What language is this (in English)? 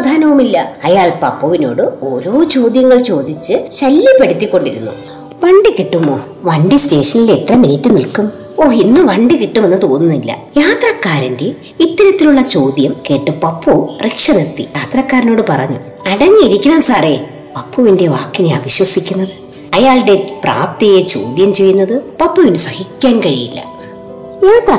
Malayalam